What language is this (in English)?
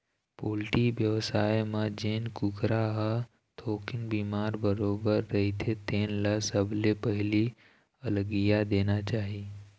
Chhattisgarhi